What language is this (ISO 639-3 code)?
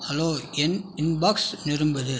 tam